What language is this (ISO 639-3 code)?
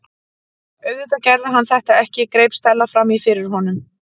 isl